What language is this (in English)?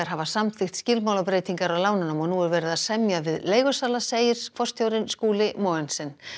Icelandic